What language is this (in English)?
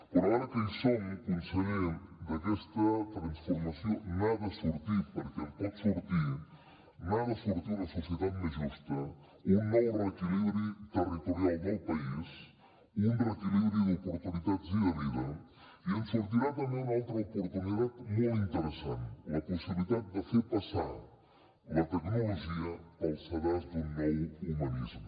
Catalan